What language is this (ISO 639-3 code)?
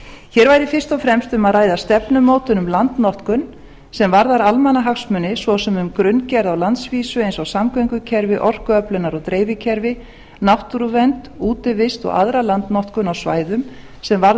isl